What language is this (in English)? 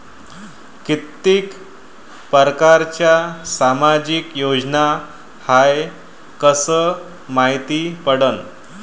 Marathi